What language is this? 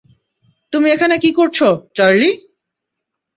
Bangla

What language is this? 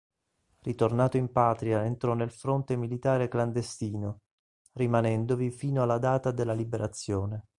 Italian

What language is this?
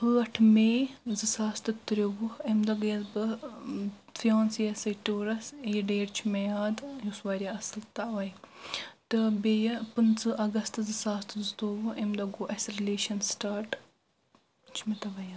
Kashmiri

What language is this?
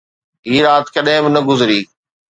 Sindhi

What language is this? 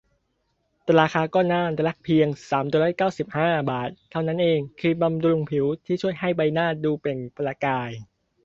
Thai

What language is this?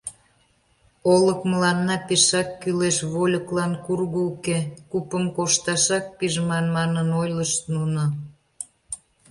Mari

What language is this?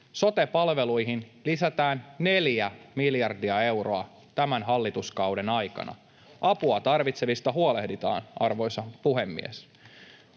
Finnish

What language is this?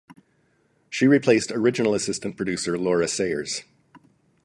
English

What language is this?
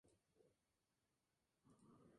Spanish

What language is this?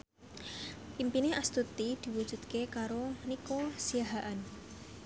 Javanese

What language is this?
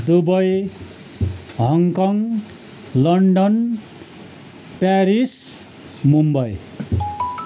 Nepali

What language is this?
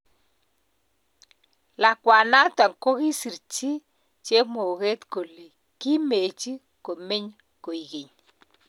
Kalenjin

